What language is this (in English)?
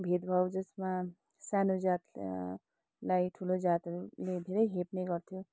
Nepali